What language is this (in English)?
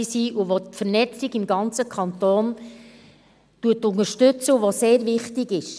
Swiss German